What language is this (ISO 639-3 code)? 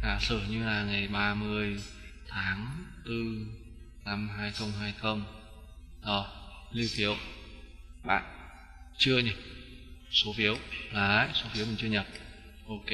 vie